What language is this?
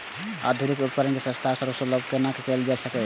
Maithili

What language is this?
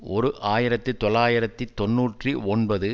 Tamil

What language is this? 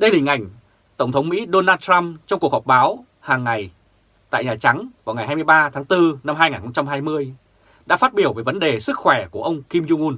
Vietnamese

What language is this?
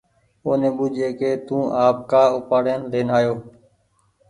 Goaria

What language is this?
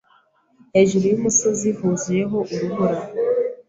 Kinyarwanda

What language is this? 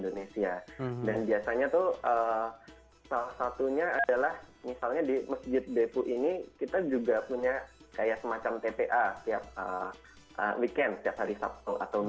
Indonesian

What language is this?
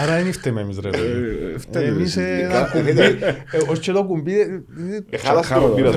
Greek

